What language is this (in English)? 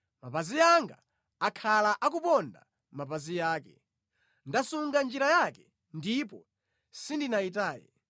Nyanja